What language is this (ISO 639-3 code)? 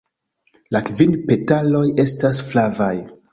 epo